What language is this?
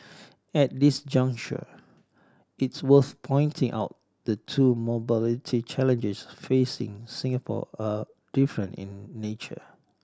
English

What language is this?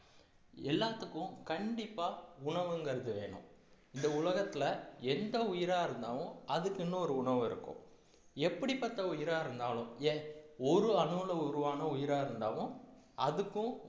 Tamil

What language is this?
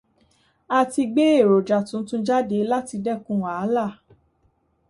Yoruba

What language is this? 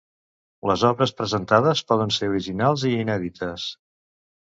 Catalan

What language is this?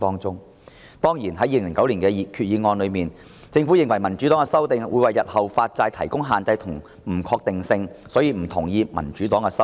Cantonese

